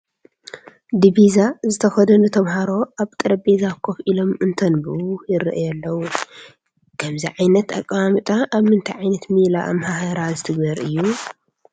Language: Tigrinya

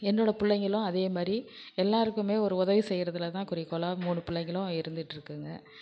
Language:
Tamil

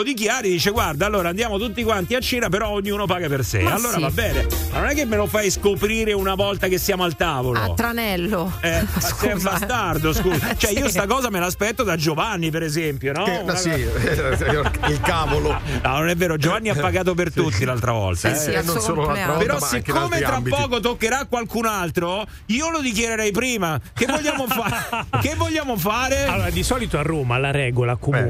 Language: Italian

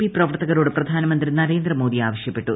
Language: Malayalam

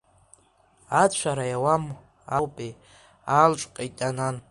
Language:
Abkhazian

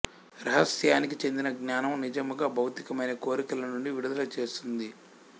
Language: Telugu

